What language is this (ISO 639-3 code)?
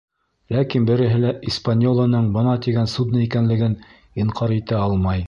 bak